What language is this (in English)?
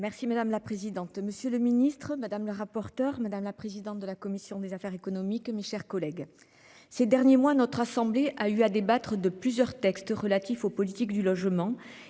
French